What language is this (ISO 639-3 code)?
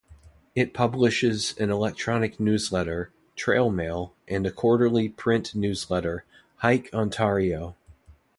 eng